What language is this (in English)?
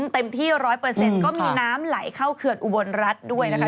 Thai